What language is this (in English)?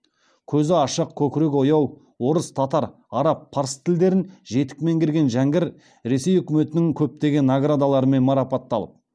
Kazakh